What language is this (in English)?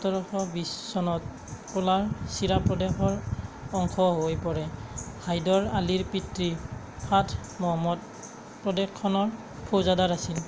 Assamese